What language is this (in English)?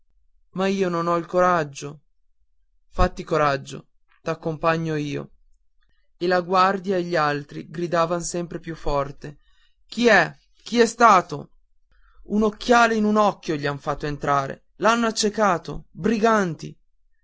Italian